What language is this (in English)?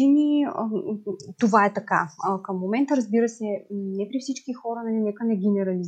Bulgarian